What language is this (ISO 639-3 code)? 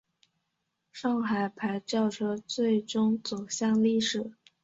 zho